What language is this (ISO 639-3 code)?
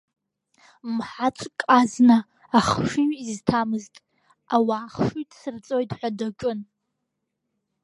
abk